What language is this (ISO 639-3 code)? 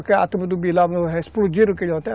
por